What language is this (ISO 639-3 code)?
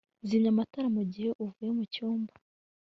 kin